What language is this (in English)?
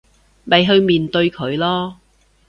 Cantonese